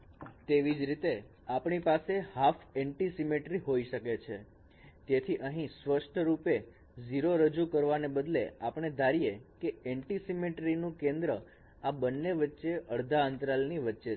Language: Gujarati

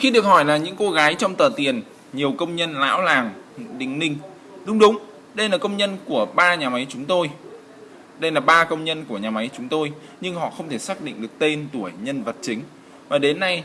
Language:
Vietnamese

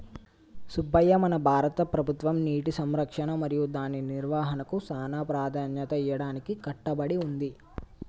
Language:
Telugu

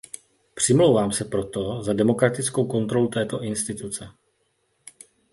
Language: Czech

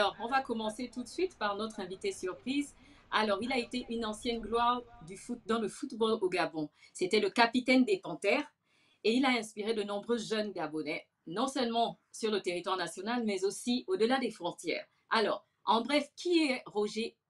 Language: French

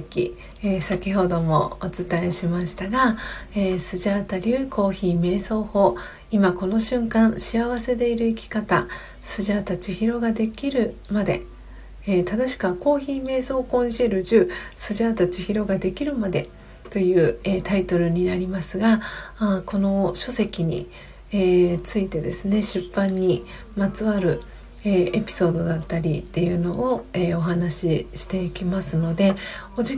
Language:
Japanese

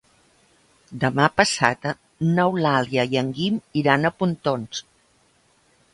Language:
Catalan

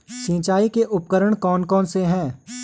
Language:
Hindi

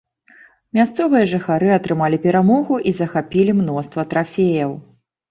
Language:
Belarusian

